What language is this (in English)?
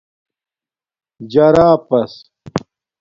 Domaaki